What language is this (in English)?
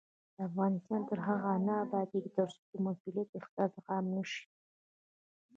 Pashto